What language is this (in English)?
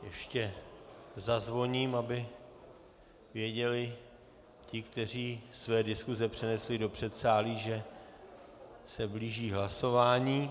Czech